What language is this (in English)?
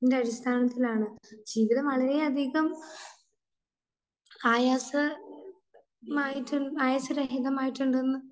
Malayalam